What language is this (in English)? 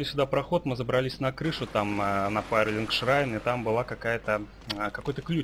Russian